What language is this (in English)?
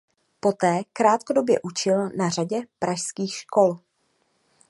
Czech